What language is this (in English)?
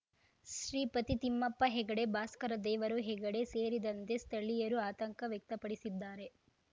Kannada